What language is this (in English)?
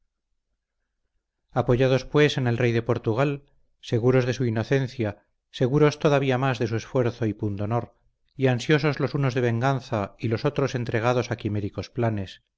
Spanish